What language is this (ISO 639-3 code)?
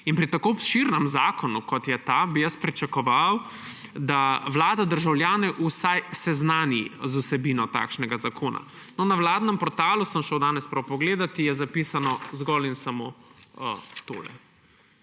slv